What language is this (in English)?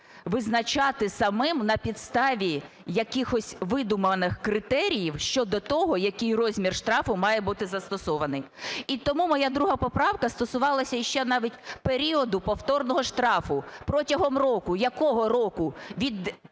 Ukrainian